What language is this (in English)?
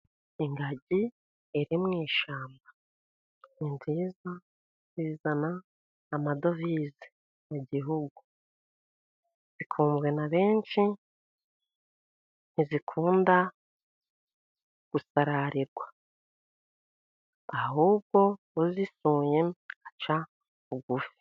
Kinyarwanda